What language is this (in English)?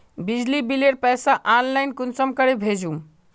Magahi